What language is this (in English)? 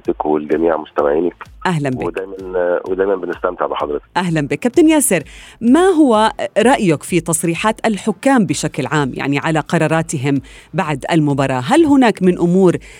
Arabic